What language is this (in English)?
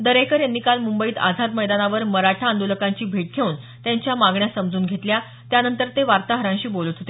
Marathi